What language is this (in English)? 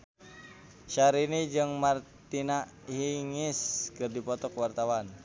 Sundanese